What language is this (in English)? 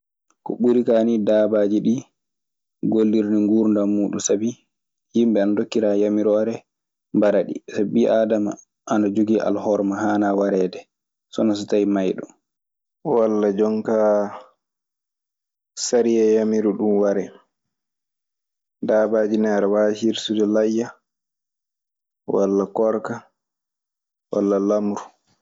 Maasina Fulfulde